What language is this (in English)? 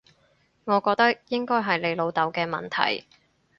Cantonese